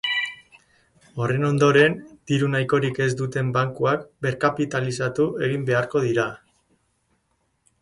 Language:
Basque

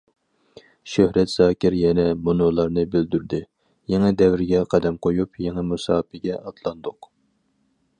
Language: Uyghur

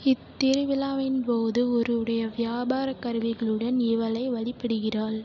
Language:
Tamil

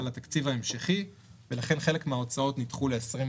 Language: Hebrew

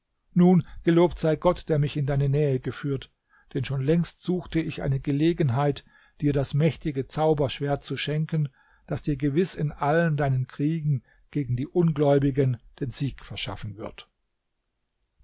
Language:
German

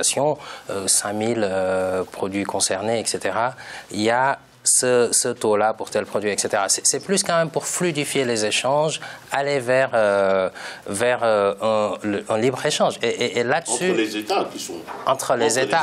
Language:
French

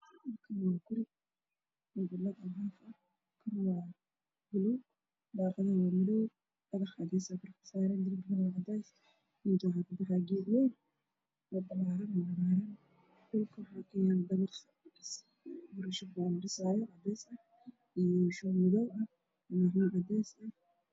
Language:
Somali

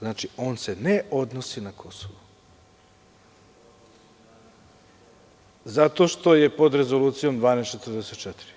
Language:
Serbian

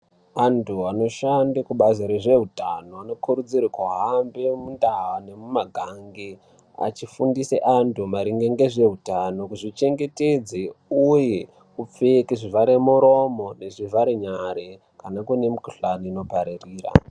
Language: Ndau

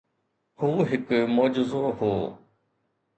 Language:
Sindhi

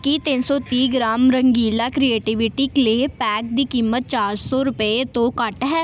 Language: Punjabi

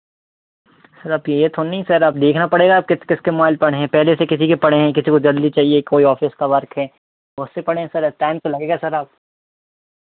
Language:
Hindi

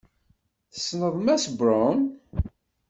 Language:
Kabyle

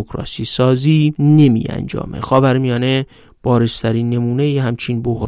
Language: Persian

